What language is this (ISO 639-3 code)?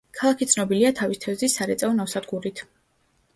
kat